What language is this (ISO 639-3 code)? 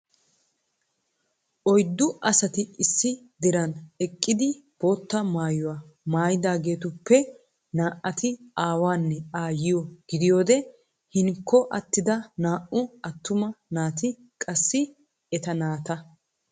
wal